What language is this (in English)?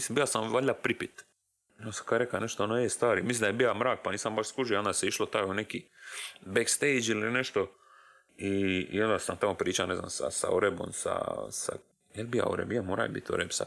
Croatian